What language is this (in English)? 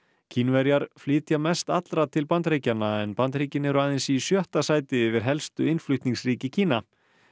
Icelandic